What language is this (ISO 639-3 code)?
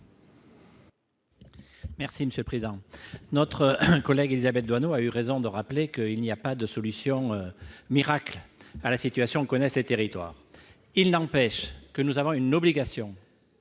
fra